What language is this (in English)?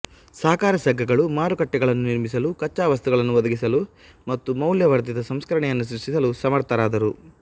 Kannada